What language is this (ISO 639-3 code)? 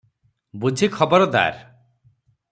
ori